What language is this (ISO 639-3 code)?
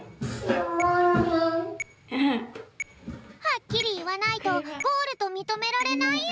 jpn